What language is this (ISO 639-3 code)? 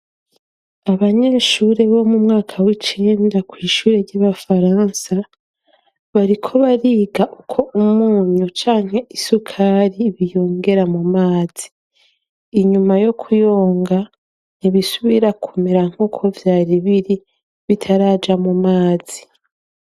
run